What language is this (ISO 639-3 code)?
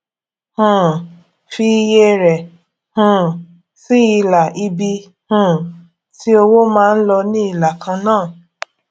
yor